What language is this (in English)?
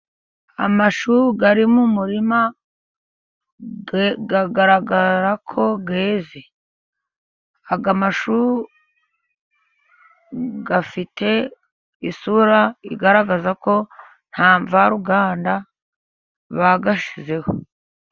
Kinyarwanda